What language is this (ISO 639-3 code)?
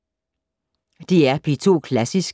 dan